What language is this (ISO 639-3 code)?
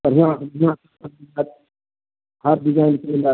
mai